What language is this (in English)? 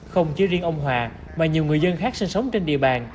Vietnamese